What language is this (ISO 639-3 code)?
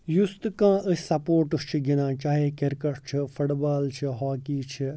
kas